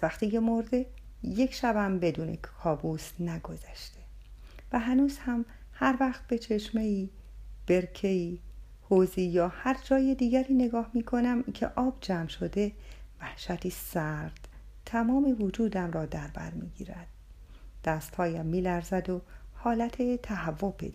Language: Persian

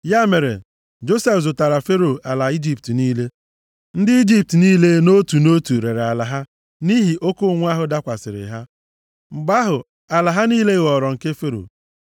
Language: Igbo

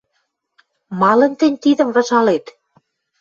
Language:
Western Mari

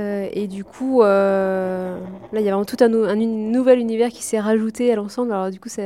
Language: French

